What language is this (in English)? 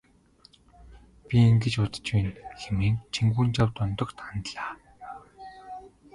Mongolian